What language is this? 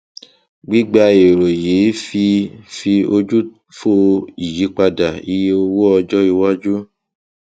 Yoruba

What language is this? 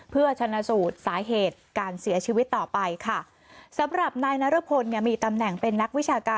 Thai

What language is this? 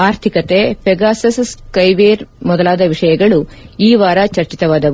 Kannada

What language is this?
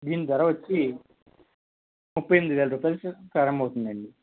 Telugu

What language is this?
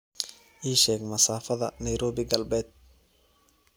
Somali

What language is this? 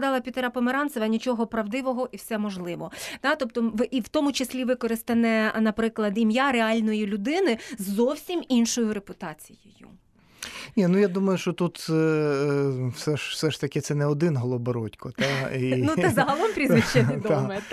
Ukrainian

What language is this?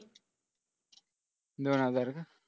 Marathi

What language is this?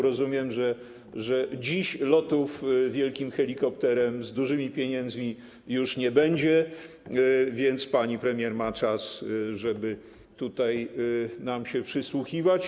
Polish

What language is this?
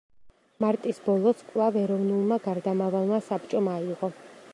Georgian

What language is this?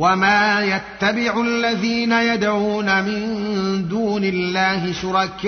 Arabic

